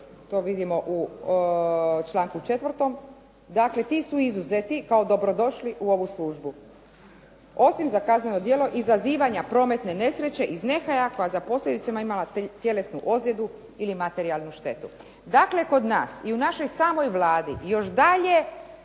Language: Croatian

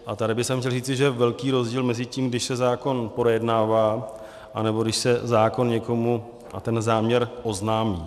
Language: Czech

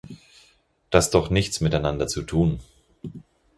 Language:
German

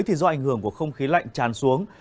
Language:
Vietnamese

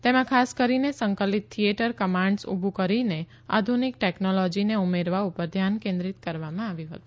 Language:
Gujarati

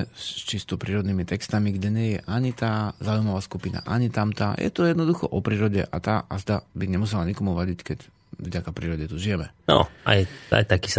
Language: Slovak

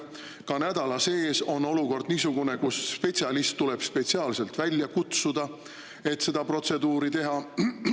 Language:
Estonian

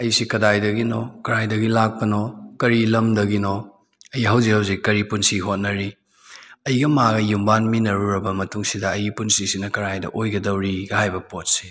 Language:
Manipuri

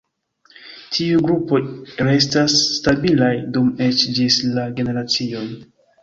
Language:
Esperanto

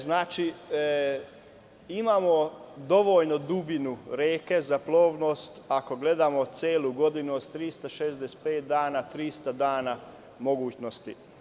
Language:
Serbian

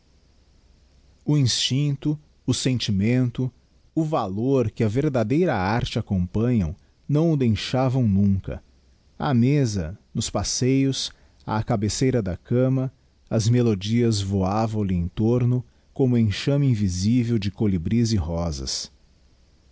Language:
Portuguese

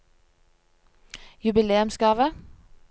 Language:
Norwegian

